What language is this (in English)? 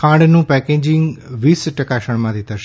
Gujarati